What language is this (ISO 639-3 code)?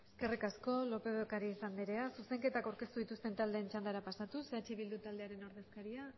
eus